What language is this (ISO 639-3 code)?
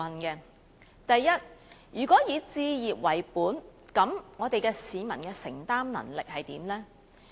yue